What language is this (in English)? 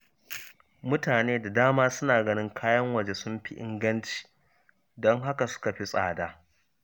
Hausa